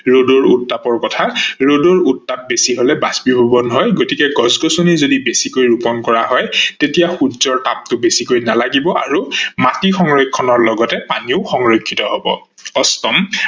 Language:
Assamese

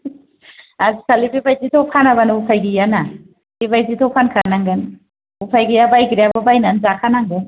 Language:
Bodo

